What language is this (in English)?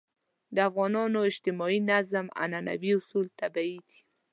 Pashto